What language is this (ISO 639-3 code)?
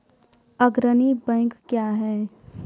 mai